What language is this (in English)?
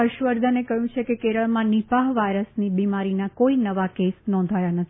Gujarati